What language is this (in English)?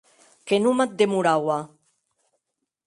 Occitan